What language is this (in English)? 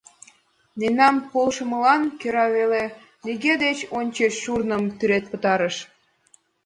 Mari